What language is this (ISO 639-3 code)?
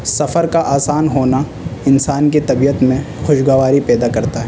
urd